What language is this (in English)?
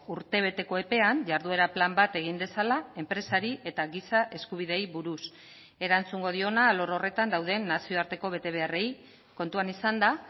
Basque